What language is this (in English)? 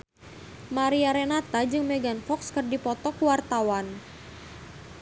Sundanese